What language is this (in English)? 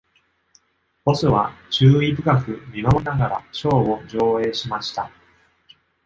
Japanese